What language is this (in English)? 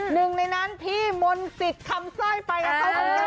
Thai